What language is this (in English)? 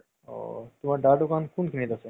Assamese